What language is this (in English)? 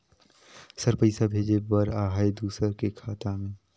Chhattisgarhi